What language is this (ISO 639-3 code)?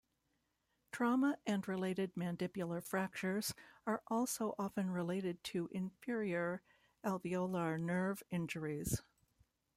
eng